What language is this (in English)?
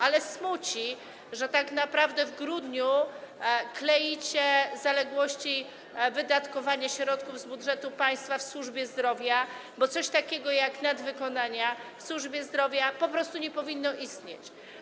Polish